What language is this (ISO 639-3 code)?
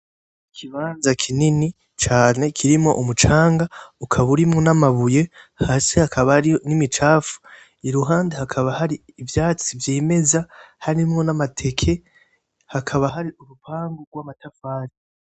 run